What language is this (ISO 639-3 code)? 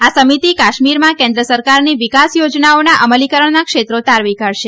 guj